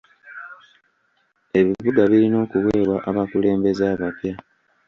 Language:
Ganda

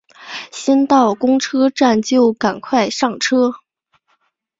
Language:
Chinese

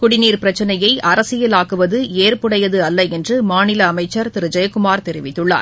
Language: Tamil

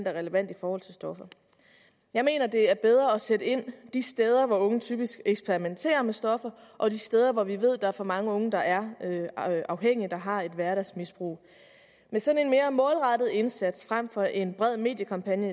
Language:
Danish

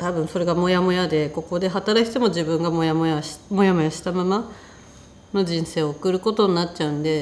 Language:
Japanese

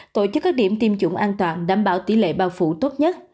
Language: Vietnamese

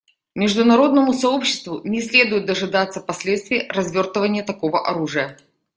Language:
Russian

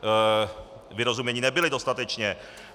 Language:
Czech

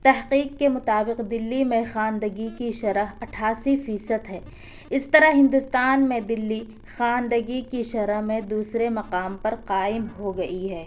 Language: Urdu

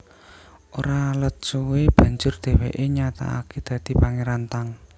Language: Javanese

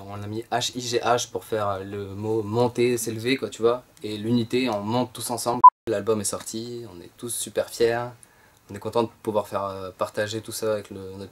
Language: French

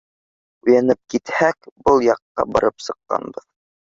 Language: Bashkir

